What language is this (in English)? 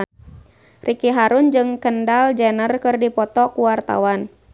Sundanese